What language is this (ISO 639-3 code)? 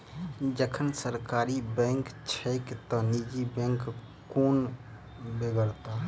mai